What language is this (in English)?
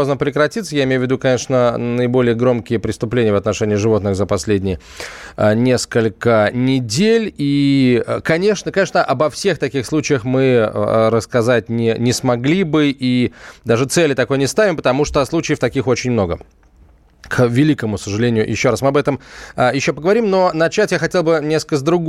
Russian